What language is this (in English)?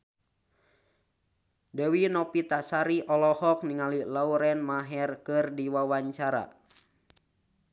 Sundanese